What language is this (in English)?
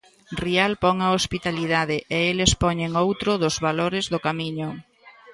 Galician